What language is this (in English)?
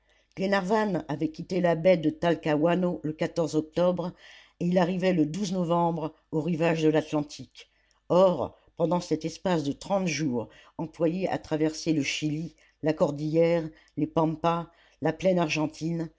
French